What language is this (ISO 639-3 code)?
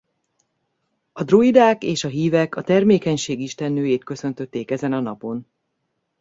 hun